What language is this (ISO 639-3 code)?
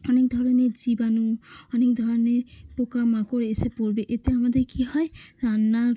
ben